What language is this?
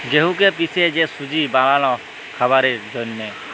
Bangla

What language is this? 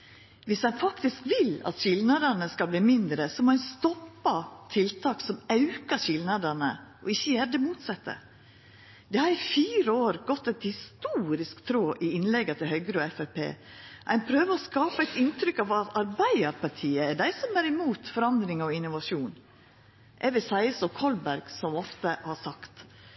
Norwegian Nynorsk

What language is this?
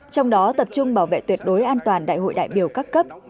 Vietnamese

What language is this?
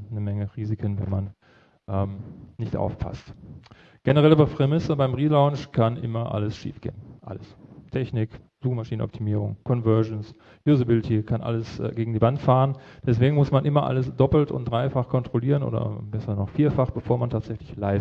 German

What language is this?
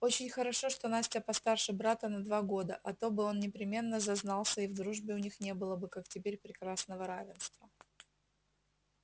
Russian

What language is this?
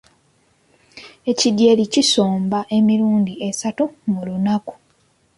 Ganda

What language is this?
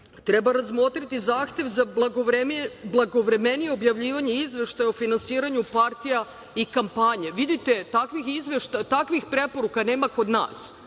Serbian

